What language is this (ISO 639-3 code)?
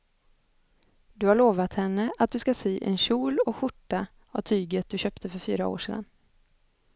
swe